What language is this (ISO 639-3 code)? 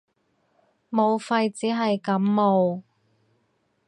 yue